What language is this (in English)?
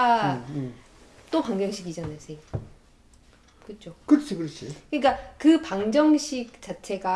Korean